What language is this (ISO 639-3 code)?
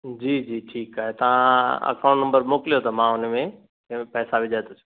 snd